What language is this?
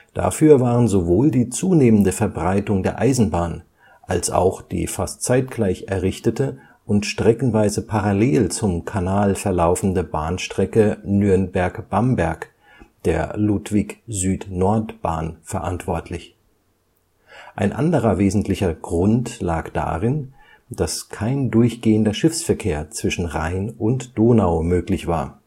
German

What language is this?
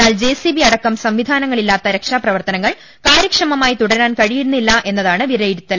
Malayalam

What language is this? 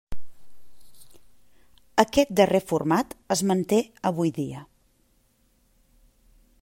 Catalan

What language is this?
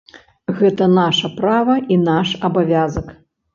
Belarusian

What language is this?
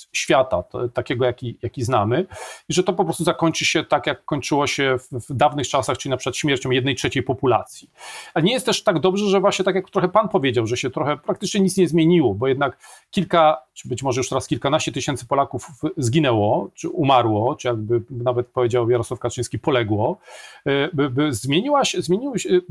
Polish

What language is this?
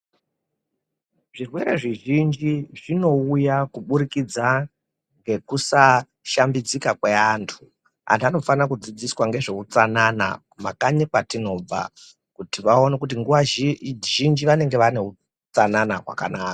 Ndau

